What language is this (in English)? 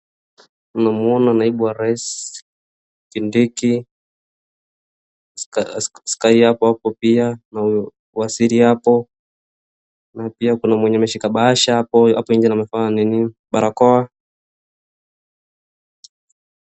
Swahili